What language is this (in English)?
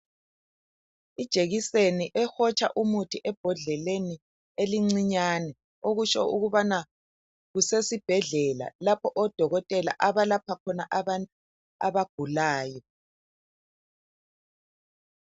North Ndebele